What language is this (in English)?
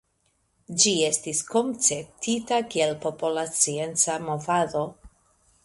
Esperanto